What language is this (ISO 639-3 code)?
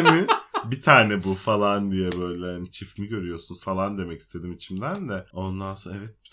tur